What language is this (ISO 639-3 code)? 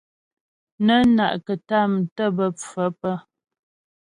bbj